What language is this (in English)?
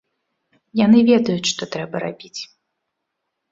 Belarusian